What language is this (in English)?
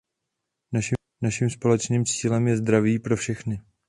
Czech